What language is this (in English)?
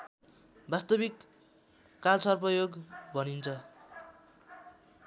Nepali